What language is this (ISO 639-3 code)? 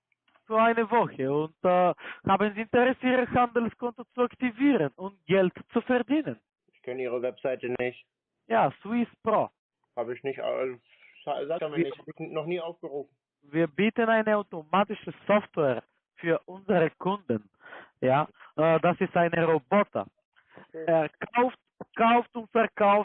deu